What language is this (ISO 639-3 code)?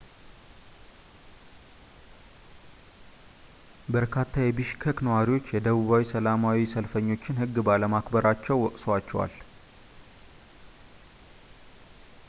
amh